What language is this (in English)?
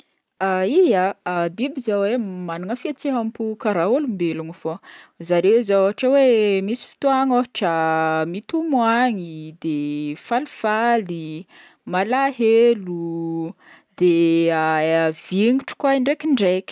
Northern Betsimisaraka Malagasy